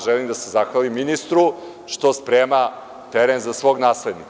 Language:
Serbian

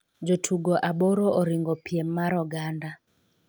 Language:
Luo (Kenya and Tanzania)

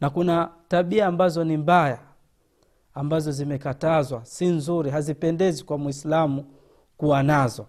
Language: Swahili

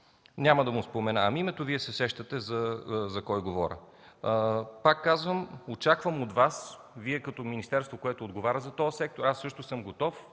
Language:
Bulgarian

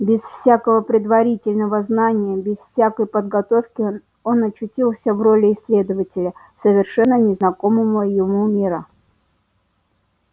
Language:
Russian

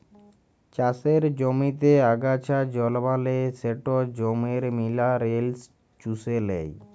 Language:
Bangla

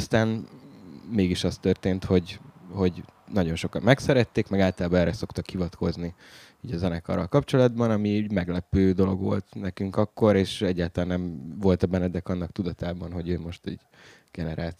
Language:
Hungarian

